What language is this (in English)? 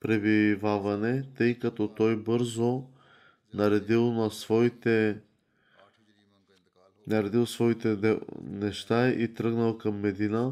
Bulgarian